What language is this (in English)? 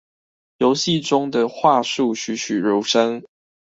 Chinese